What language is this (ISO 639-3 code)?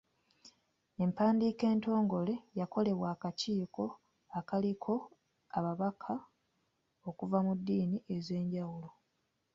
lug